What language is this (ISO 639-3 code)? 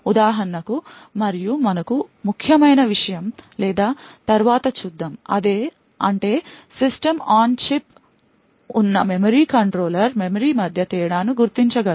tel